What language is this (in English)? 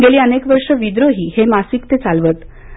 Marathi